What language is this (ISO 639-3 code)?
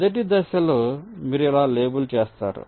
tel